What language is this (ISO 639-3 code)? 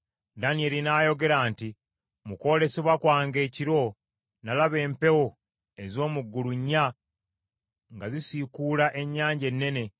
lug